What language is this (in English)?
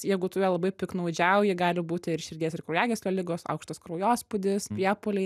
Lithuanian